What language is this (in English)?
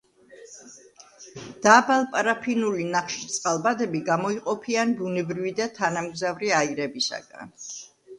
Georgian